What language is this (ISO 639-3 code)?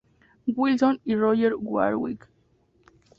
spa